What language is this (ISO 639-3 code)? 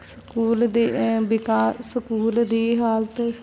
pan